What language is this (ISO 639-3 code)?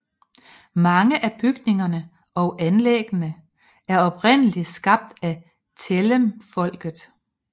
dan